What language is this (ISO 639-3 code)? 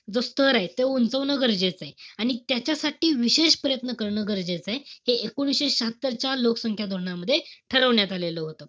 mar